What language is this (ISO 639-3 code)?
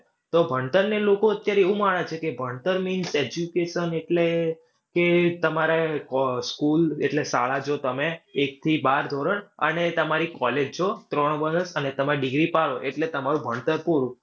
guj